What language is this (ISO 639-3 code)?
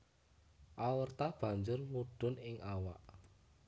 jav